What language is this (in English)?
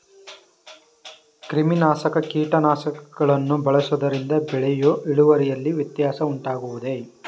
Kannada